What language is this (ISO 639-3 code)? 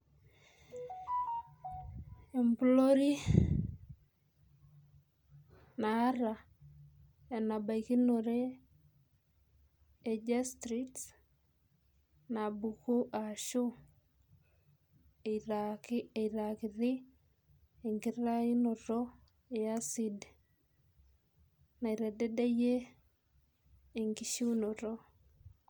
mas